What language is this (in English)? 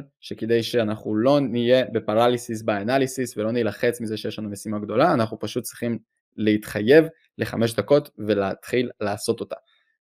Hebrew